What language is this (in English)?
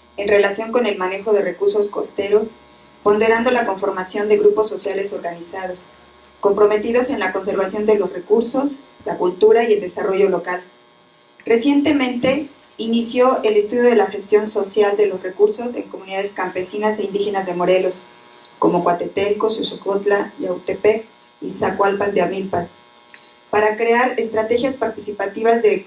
Spanish